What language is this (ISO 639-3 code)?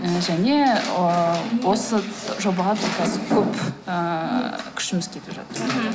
kaz